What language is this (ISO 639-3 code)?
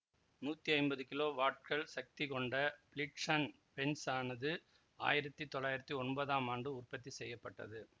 tam